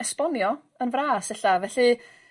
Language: Welsh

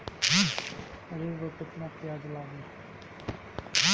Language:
Bhojpuri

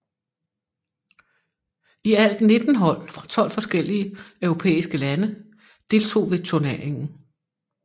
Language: Danish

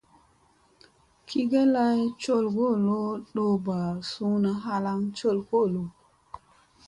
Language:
Musey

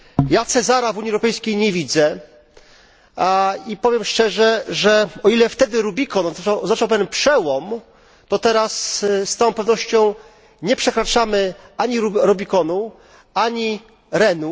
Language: Polish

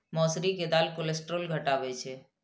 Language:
Maithili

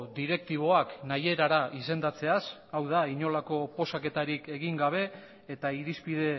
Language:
Basque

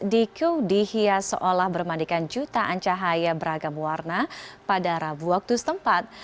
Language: Indonesian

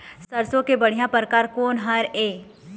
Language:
Chhattisgarhi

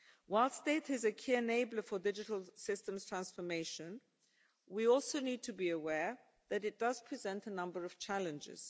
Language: English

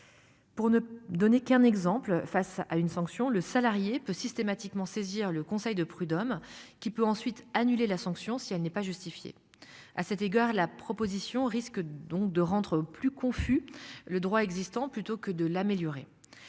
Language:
French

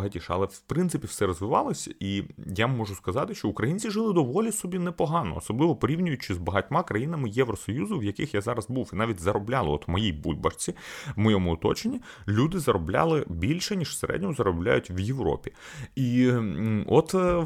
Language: Ukrainian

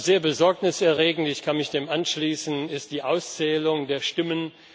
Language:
German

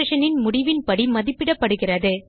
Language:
Tamil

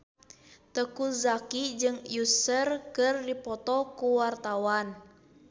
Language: Sundanese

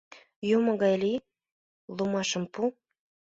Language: Mari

